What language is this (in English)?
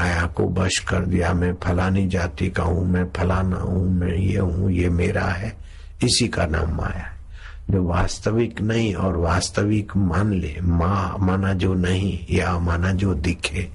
Hindi